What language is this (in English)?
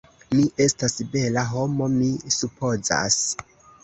Esperanto